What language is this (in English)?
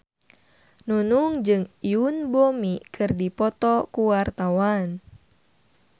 Sundanese